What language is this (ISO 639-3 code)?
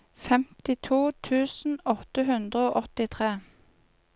nor